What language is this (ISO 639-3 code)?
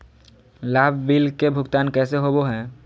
mag